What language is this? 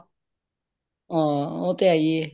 Punjabi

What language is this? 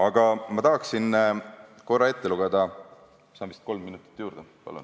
Estonian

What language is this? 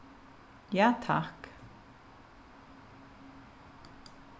Faroese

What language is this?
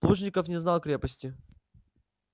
Russian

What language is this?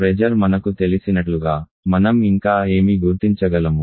Telugu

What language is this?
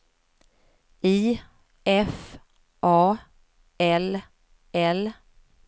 Swedish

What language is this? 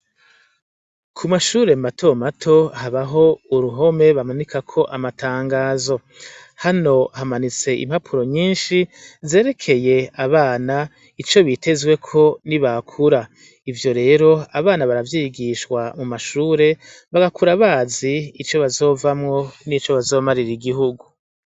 Rundi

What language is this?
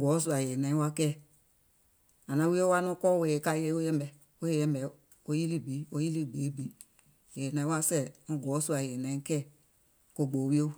Gola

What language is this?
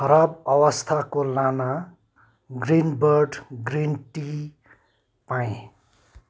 Nepali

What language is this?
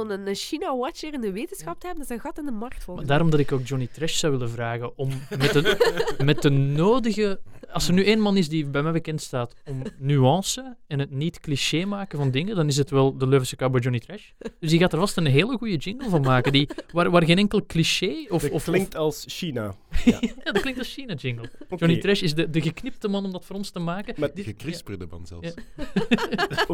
Dutch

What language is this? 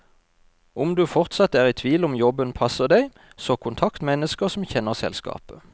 Norwegian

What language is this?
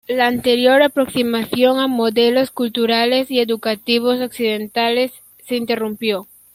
Spanish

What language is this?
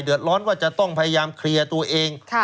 Thai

